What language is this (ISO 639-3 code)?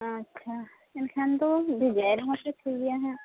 sat